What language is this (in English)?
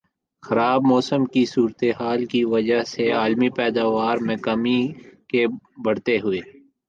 Urdu